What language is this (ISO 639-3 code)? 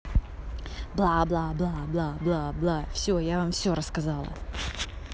rus